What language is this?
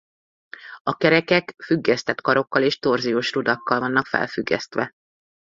Hungarian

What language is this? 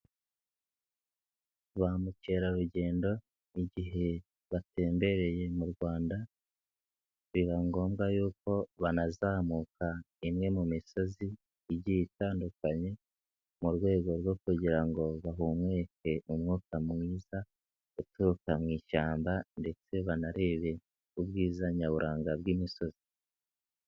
Kinyarwanda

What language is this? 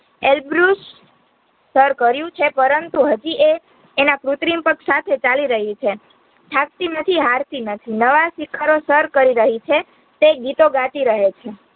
Gujarati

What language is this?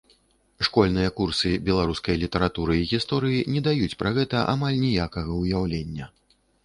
Belarusian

